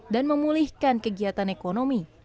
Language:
Indonesian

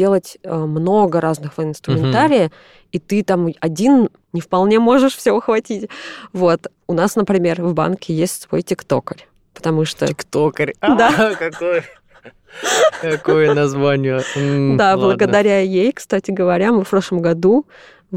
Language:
Russian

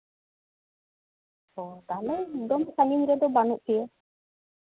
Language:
Santali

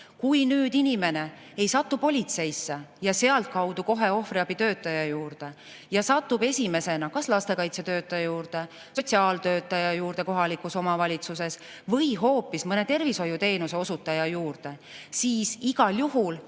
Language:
Estonian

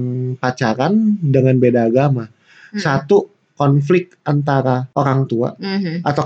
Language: Indonesian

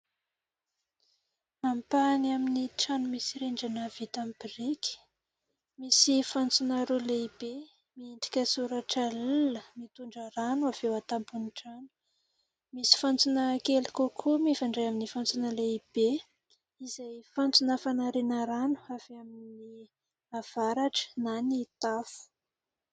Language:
Malagasy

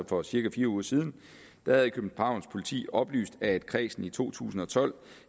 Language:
Danish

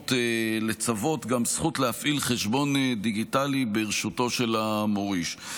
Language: Hebrew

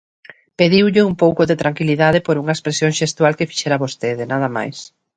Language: Galician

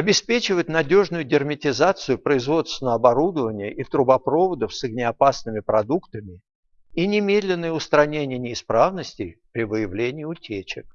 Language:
Russian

